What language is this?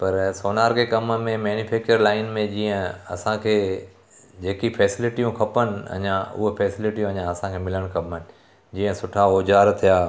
Sindhi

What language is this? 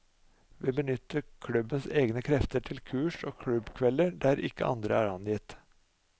Norwegian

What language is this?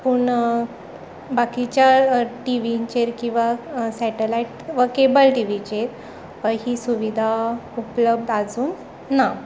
Konkani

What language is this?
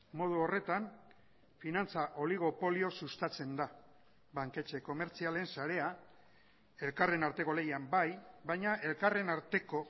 Basque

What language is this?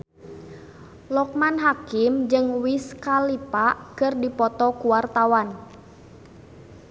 Sundanese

